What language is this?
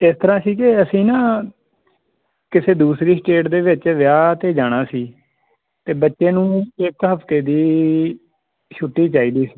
Punjabi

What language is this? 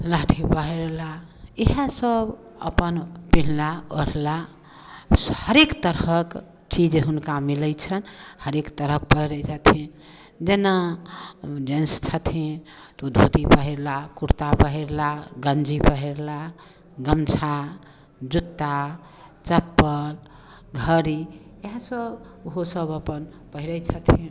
Maithili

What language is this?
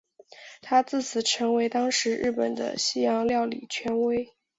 Chinese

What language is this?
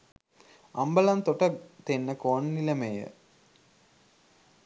Sinhala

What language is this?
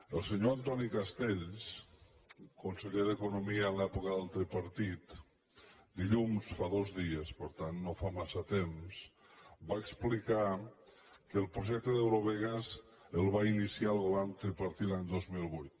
Catalan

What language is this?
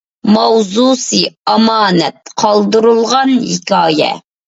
Uyghur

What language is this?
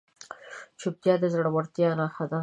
Pashto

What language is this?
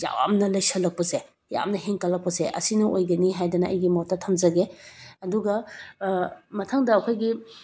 Manipuri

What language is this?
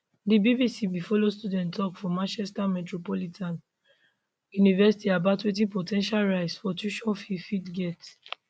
Nigerian Pidgin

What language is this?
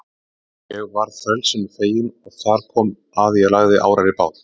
Icelandic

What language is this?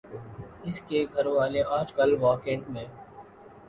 Urdu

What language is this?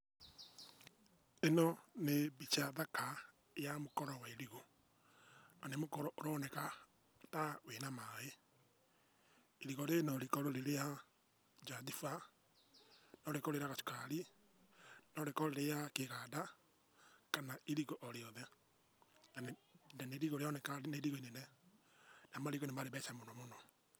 Kikuyu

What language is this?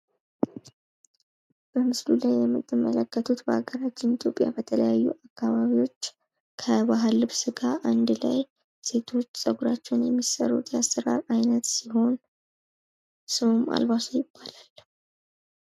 Amharic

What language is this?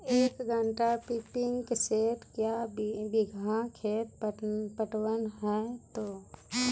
Maithili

